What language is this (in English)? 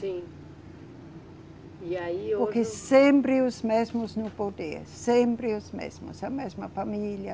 Portuguese